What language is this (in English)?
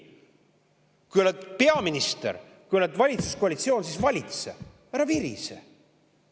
Estonian